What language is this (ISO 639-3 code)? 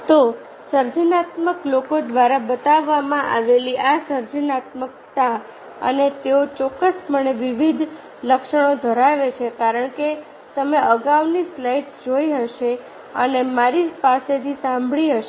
guj